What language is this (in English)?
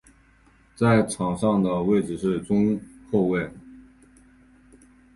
Chinese